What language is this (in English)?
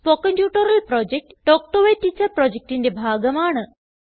Malayalam